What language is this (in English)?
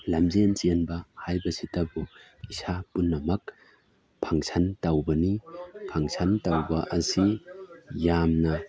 Manipuri